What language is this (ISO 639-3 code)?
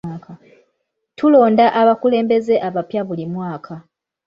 lug